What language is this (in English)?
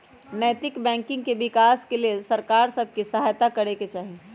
Magahi